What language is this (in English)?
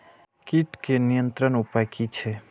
Maithili